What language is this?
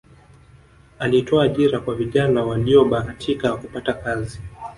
Swahili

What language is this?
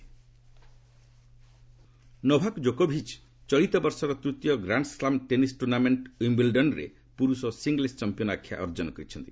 Odia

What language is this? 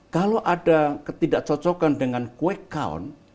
Indonesian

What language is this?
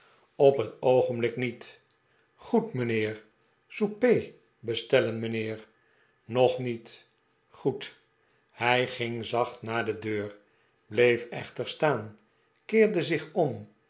Dutch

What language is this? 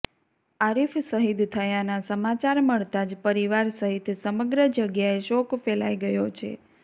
Gujarati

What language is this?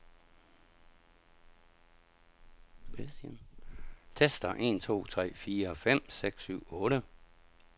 Danish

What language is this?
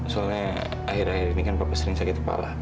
Indonesian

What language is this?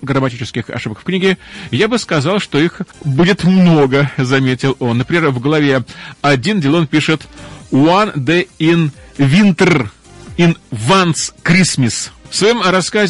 Russian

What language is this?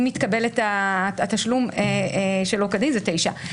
Hebrew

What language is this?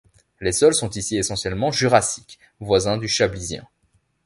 French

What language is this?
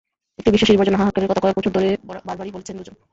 Bangla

